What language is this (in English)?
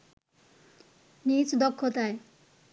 Bangla